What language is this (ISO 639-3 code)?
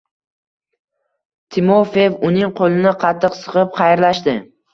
uzb